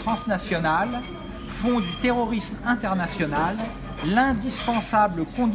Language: French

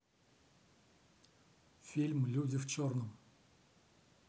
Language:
Russian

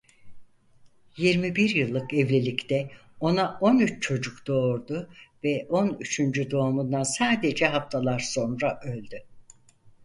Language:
Turkish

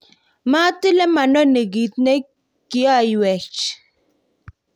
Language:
Kalenjin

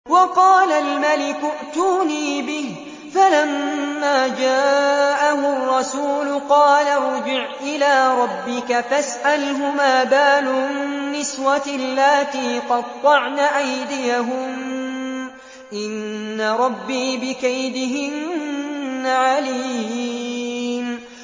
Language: Arabic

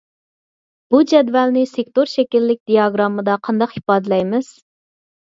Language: Uyghur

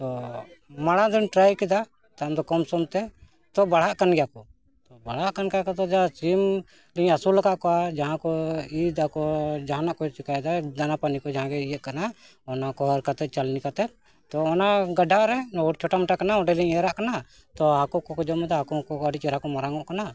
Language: Santali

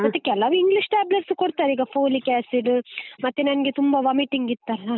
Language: Kannada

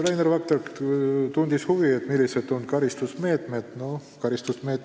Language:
Estonian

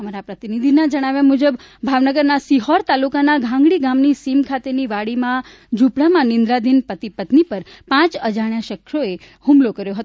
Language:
Gujarati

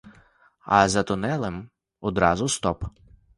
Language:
Ukrainian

